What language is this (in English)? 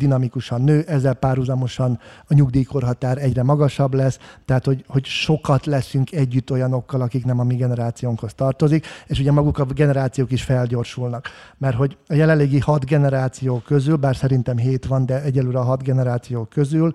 Hungarian